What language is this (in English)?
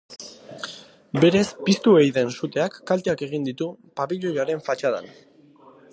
Basque